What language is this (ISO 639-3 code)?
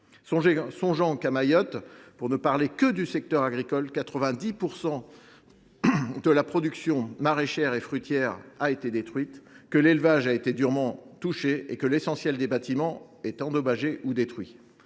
fra